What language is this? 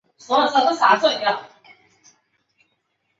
Chinese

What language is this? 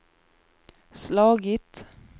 Swedish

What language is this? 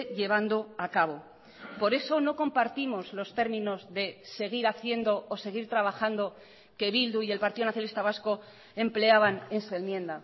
Spanish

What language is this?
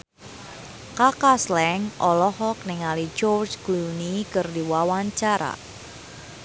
Sundanese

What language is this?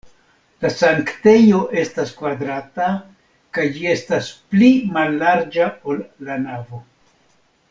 Esperanto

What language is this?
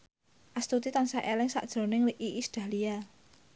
Javanese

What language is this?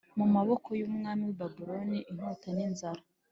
Kinyarwanda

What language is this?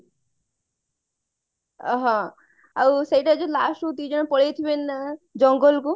Odia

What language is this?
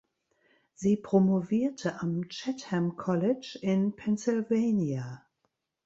German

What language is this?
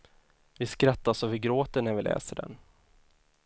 Swedish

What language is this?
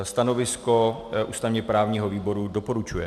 Czech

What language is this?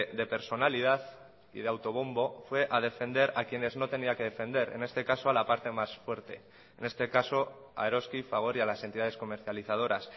Spanish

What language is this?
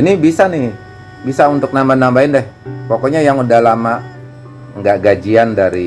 Indonesian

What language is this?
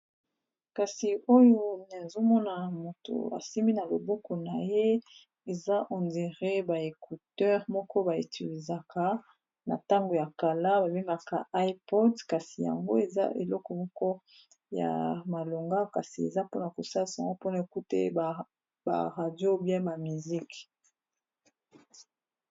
Lingala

